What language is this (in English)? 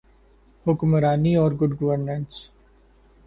Urdu